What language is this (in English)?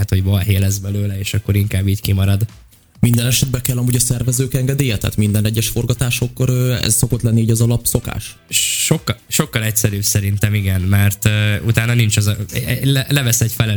Hungarian